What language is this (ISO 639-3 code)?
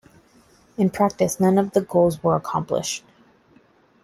eng